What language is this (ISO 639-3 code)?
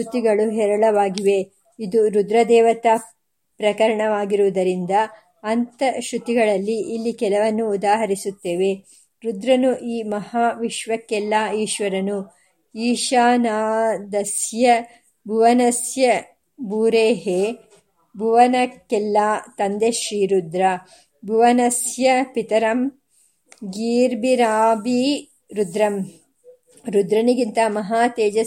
kan